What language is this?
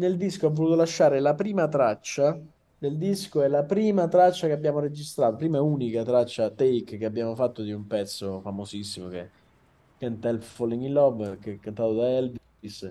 Italian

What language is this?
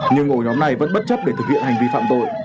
Vietnamese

